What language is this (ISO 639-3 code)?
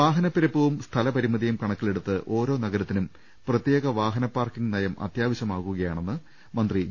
mal